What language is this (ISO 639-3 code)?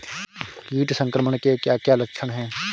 hin